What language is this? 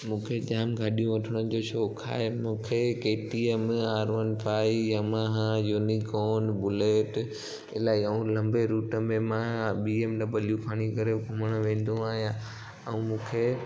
Sindhi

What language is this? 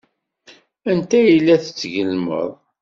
Kabyle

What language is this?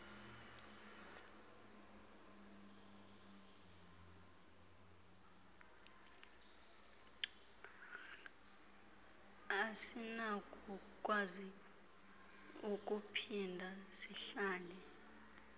Xhosa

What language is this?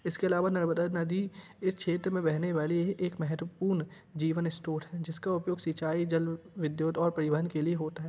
Hindi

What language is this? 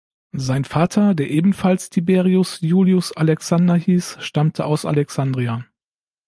German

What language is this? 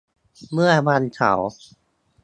Thai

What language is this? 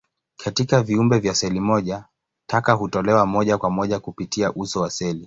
Swahili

